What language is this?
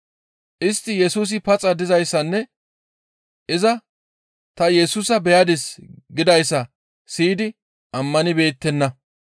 Gamo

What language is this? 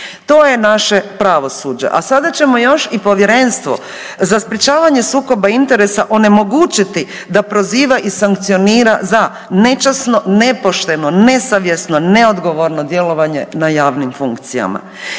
Croatian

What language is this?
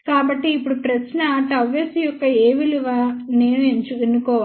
Telugu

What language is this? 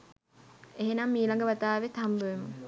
Sinhala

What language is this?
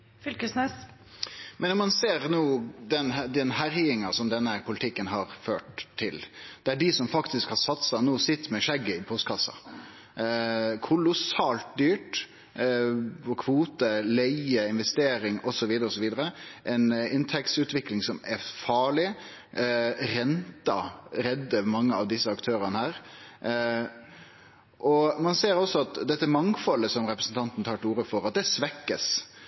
Norwegian Nynorsk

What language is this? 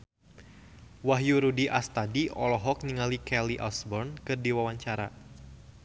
Sundanese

